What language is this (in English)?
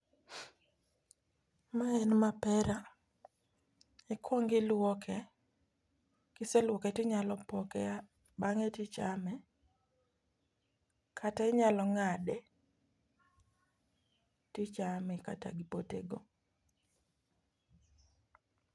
Luo (Kenya and Tanzania)